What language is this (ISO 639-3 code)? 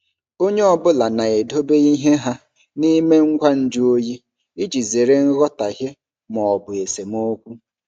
ibo